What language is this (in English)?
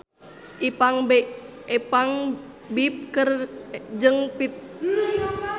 Sundanese